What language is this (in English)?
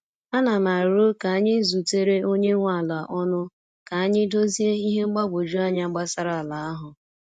Igbo